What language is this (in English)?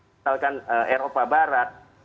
Indonesian